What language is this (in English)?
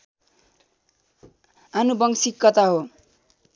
Nepali